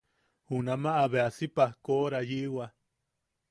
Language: Yaqui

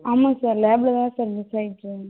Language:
Tamil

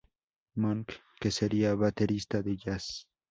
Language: Spanish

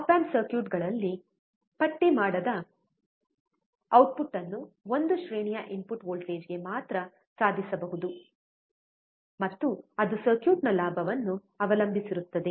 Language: Kannada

